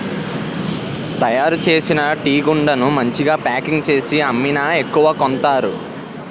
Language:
Telugu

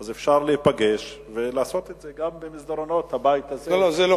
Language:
Hebrew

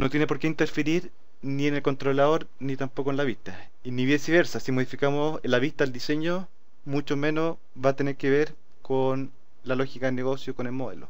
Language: Spanish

